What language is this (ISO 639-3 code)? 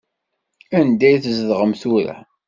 kab